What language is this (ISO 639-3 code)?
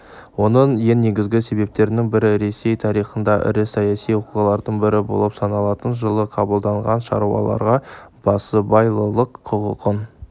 kaz